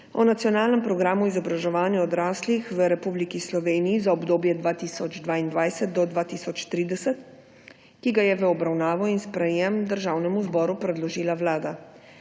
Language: Slovenian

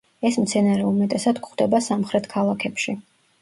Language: Georgian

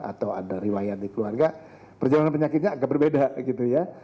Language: Indonesian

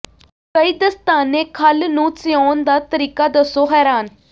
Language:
Punjabi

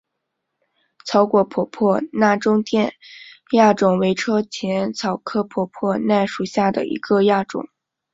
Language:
Chinese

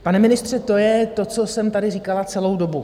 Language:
Czech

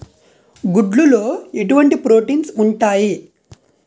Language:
Telugu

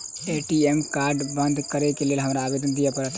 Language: Maithili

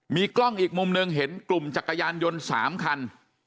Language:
Thai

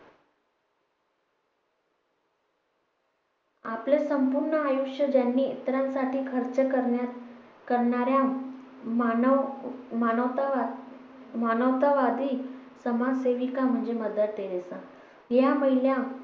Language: Marathi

